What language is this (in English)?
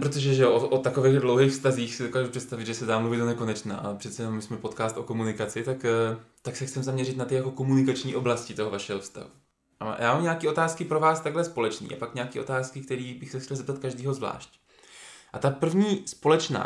Czech